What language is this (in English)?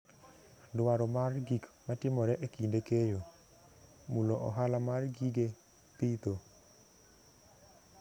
Luo (Kenya and Tanzania)